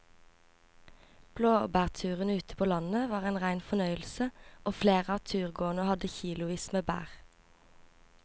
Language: Norwegian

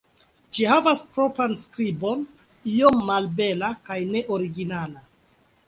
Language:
Esperanto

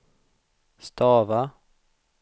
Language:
Swedish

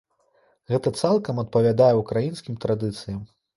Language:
Belarusian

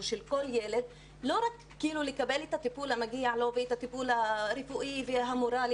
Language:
Hebrew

